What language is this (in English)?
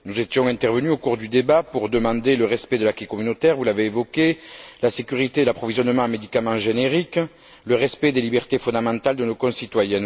French